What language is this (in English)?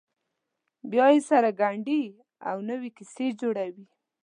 Pashto